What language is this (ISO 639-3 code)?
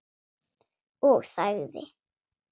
isl